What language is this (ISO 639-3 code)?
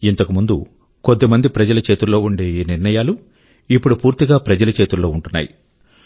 tel